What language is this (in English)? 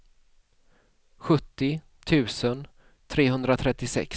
Swedish